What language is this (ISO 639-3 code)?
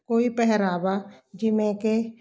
pan